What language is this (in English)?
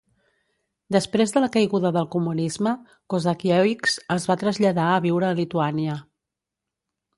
Catalan